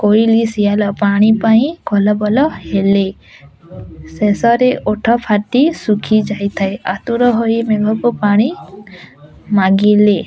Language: Odia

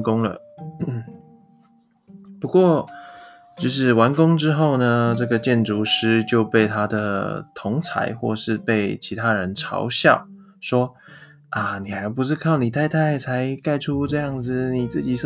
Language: Chinese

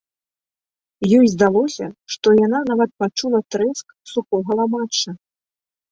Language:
Belarusian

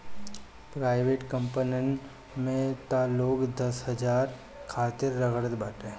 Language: Bhojpuri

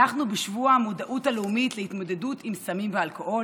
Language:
Hebrew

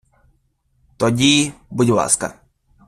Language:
Ukrainian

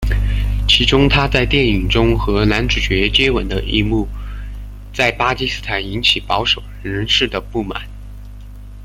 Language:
Chinese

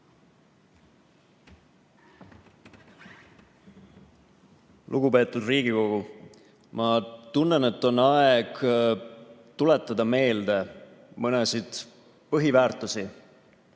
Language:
Estonian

